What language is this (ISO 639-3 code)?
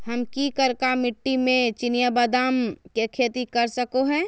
mag